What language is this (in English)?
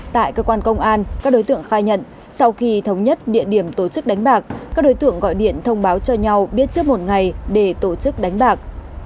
Vietnamese